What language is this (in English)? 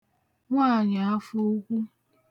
Igbo